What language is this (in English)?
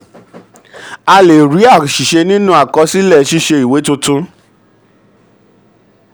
Yoruba